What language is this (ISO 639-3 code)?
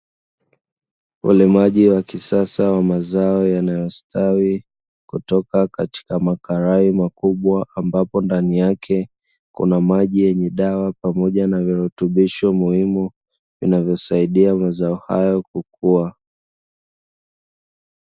swa